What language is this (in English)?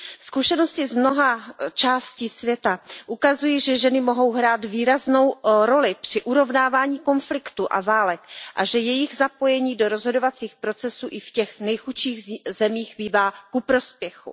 Czech